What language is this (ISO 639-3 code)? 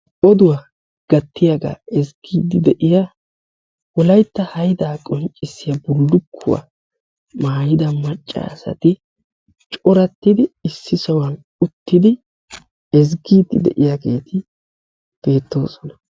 wal